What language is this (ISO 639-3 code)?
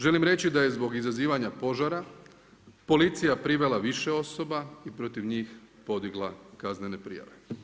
hrv